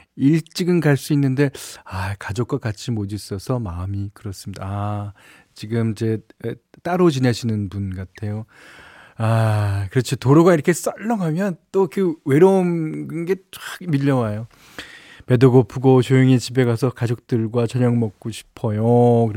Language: Korean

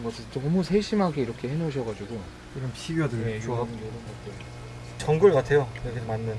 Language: Korean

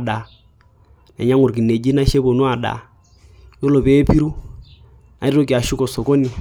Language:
Masai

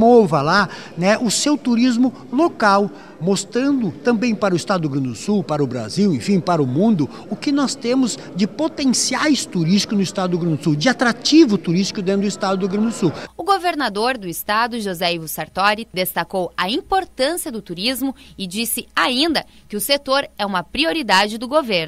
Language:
Portuguese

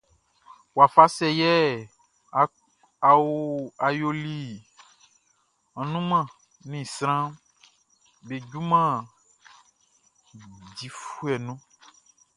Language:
Baoulé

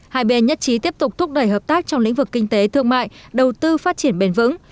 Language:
Vietnamese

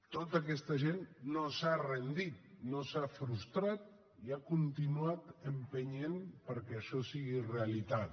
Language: Catalan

